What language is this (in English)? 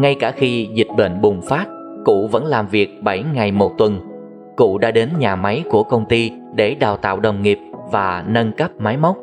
Vietnamese